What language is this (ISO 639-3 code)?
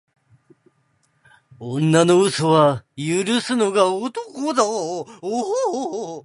jpn